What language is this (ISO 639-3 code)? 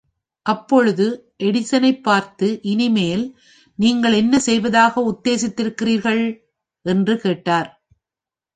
tam